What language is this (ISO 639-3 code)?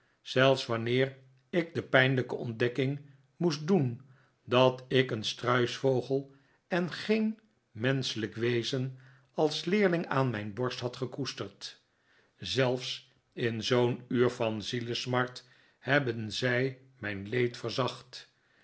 nld